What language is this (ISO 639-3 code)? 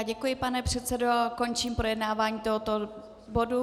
ces